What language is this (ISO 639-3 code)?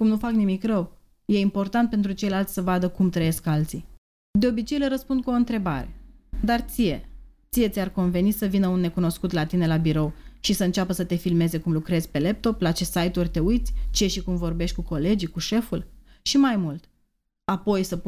ron